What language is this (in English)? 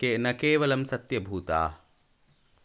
Sanskrit